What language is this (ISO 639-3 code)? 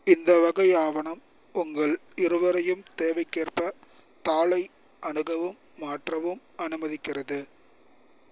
tam